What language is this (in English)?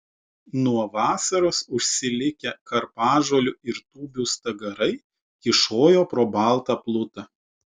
Lithuanian